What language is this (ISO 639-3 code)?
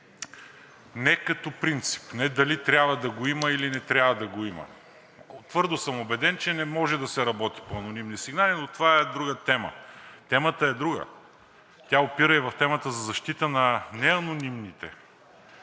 bul